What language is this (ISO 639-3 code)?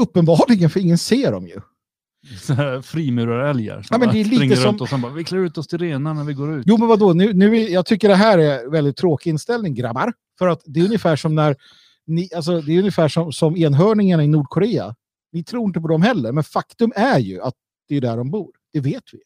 swe